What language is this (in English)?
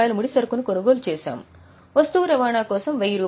Telugu